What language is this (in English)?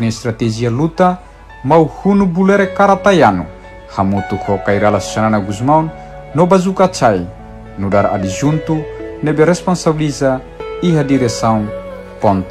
Romanian